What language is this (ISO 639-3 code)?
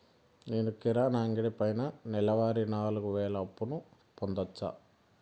tel